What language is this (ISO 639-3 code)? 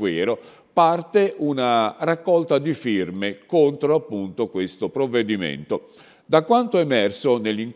ita